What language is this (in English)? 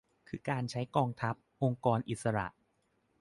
Thai